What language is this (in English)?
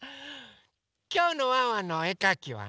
Japanese